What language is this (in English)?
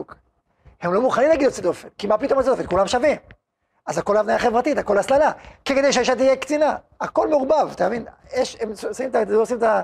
Hebrew